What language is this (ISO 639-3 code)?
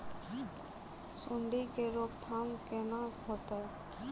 mai